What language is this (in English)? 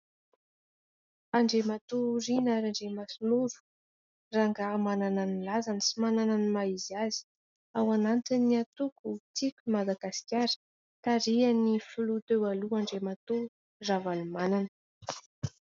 Malagasy